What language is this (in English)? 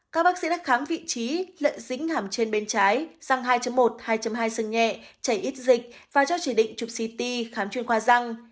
Vietnamese